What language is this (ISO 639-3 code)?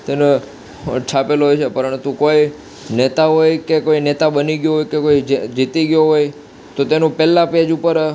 guj